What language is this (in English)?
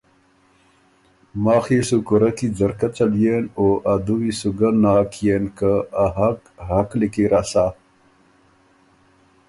Ormuri